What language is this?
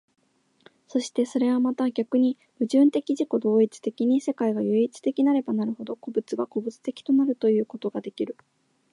Japanese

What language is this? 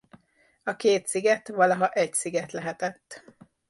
Hungarian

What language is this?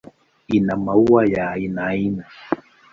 Swahili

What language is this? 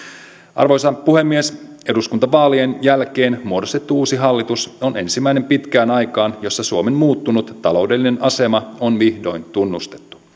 Finnish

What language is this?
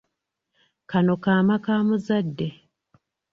Ganda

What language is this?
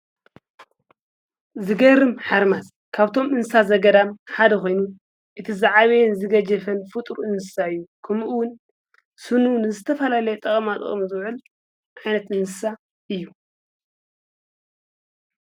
Tigrinya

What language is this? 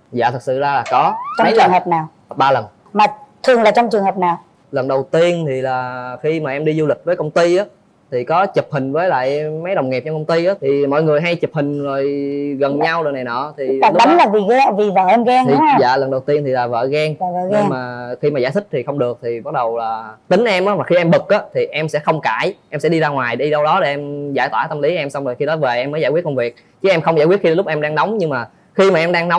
Vietnamese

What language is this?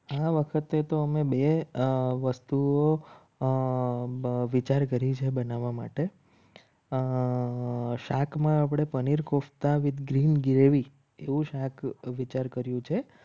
Gujarati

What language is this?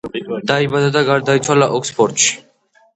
Georgian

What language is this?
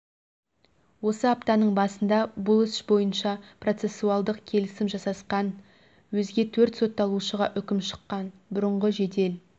Kazakh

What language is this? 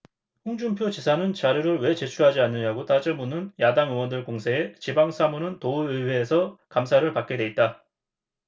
Korean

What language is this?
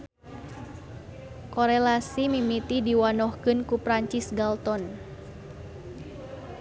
Sundanese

